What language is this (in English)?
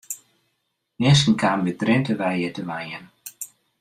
Western Frisian